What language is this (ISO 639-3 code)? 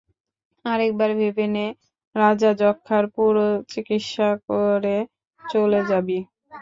ben